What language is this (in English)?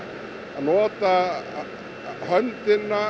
Icelandic